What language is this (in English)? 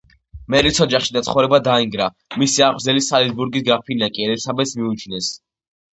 Georgian